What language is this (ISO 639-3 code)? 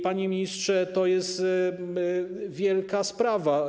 pol